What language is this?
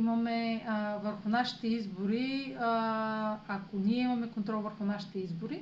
Bulgarian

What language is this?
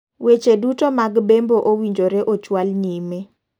Luo (Kenya and Tanzania)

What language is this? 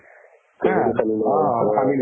Assamese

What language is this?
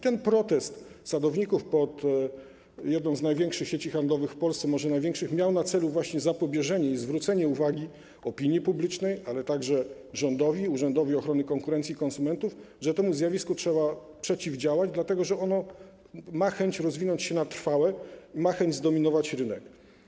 Polish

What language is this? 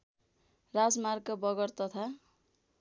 Nepali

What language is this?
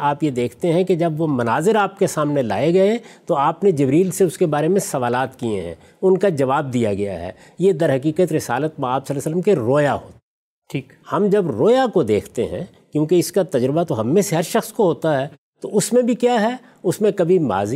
Urdu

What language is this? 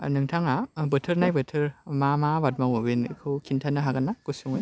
Bodo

